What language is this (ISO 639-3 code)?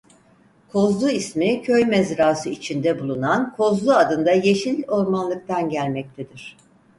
tur